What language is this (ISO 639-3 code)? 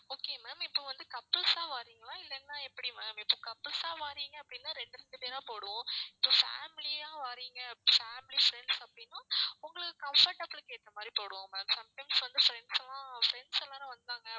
tam